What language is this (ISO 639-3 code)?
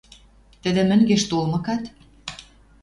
mrj